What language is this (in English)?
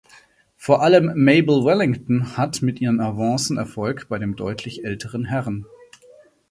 German